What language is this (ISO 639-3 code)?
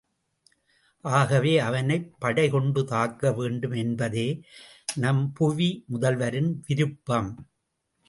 tam